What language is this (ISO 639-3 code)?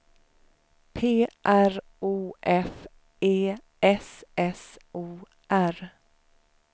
swe